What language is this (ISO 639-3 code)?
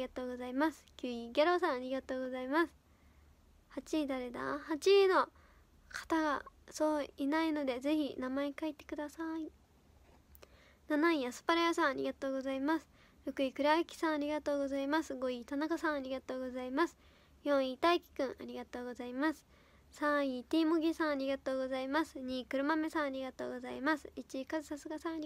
jpn